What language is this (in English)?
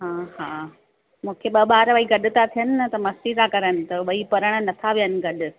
Sindhi